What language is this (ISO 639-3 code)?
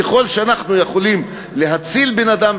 heb